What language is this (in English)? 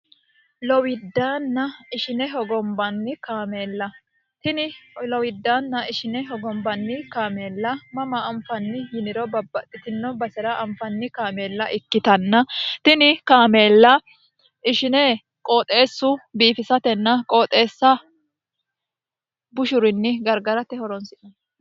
Sidamo